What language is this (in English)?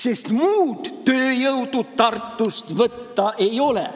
Estonian